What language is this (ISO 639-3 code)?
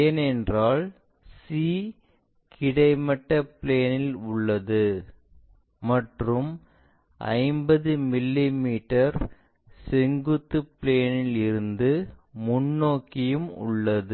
tam